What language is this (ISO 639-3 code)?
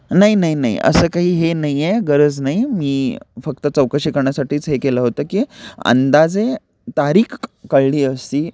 mar